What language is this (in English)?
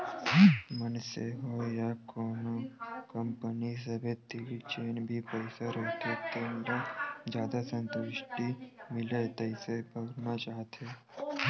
Chhattisgarhi